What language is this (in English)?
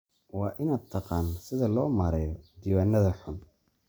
Somali